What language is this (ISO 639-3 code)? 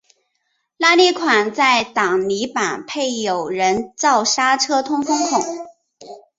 zho